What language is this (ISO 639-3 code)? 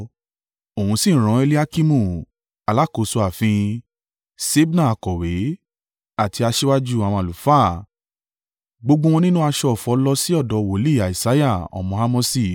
yor